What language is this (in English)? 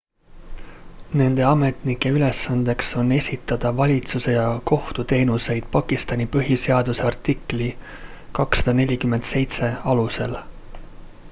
Estonian